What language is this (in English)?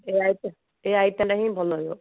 Odia